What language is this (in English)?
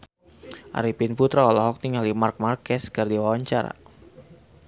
Sundanese